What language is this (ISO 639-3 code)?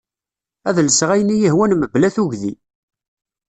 kab